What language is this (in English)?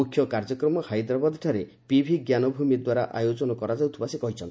Odia